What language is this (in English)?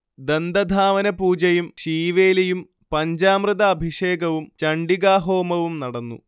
Malayalam